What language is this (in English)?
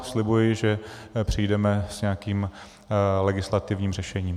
Czech